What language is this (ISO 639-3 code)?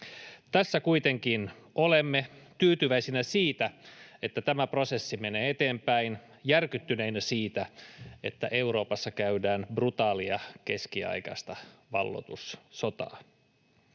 fin